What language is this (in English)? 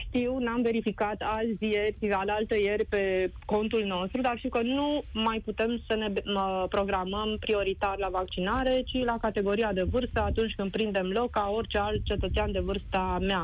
Romanian